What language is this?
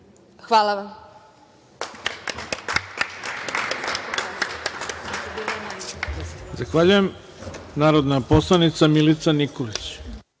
Serbian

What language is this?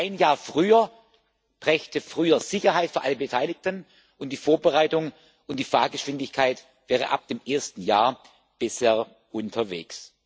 German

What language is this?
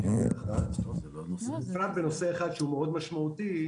Hebrew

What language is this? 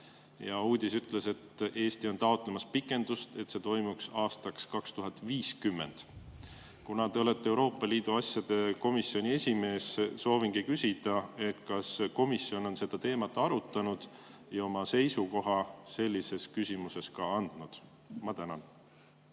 Estonian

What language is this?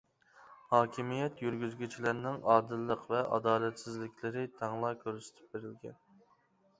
Uyghur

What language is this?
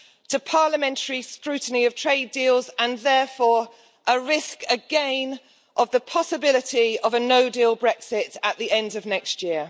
English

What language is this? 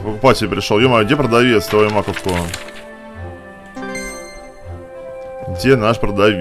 Russian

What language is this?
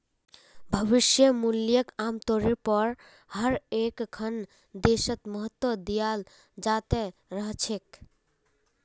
Magahi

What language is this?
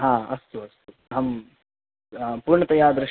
Sanskrit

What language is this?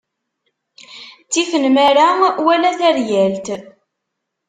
Kabyle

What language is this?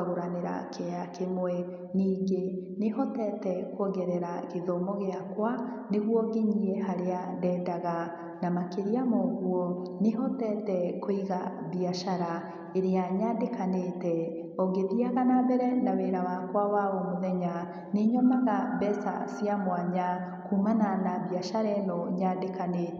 Kikuyu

